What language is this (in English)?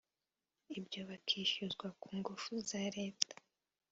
Kinyarwanda